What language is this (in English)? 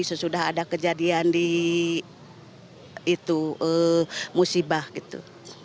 Indonesian